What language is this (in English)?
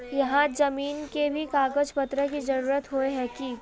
Magahi